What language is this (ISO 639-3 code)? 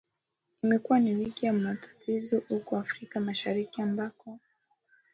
swa